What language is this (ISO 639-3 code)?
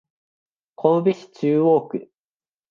jpn